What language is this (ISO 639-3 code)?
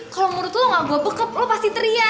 ind